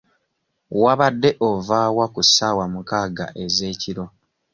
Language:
Ganda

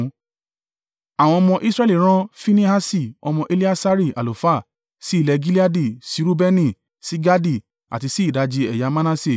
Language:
Yoruba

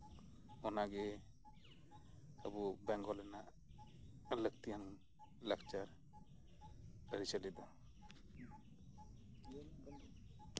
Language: Santali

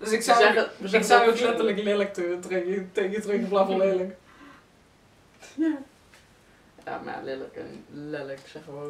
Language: Dutch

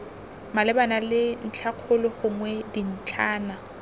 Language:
Tswana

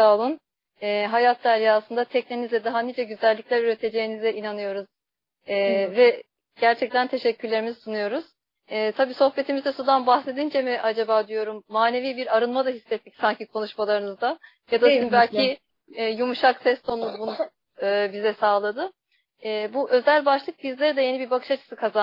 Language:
Turkish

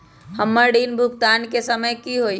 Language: Magahi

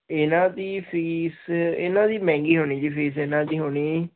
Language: Punjabi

